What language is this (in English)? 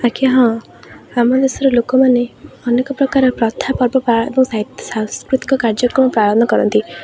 Odia